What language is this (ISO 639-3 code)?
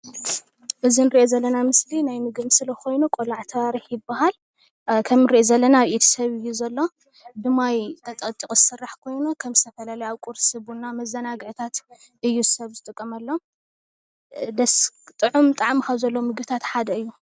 tir